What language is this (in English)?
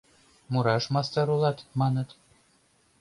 Mari